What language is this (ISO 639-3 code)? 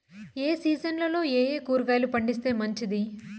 tel